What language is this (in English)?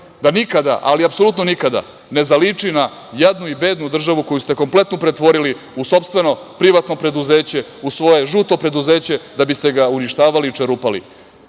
Serbian